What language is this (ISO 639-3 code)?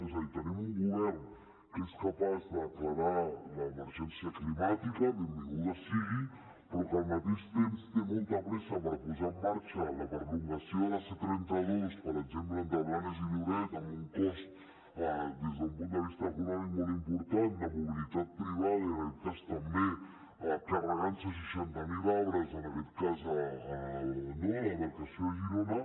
cat